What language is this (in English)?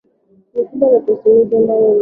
Swahili